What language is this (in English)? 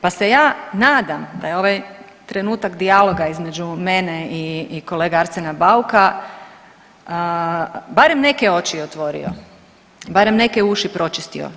Croatian